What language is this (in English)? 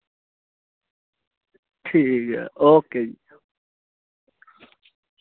Dogri